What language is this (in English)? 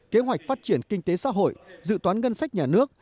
Vietnamese